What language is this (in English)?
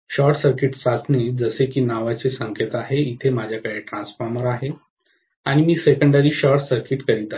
Marathi